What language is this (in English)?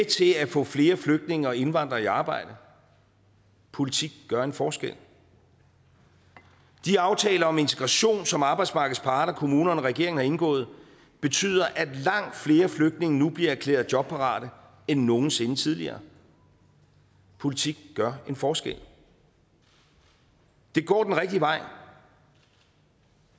Danish